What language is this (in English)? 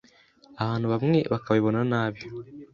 Kinyarwanda